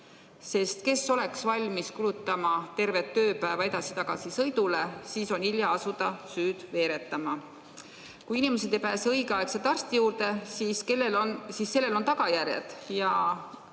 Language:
Estonian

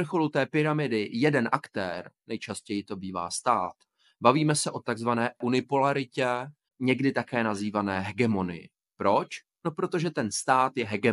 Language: Czech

